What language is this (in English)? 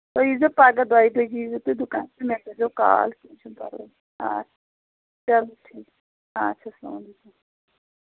Kashmiri